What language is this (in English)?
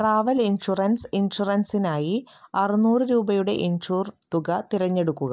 Malayalam